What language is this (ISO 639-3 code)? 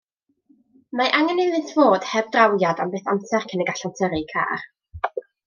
cym